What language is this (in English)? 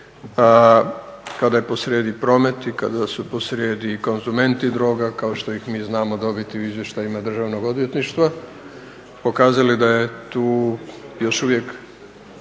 Croatian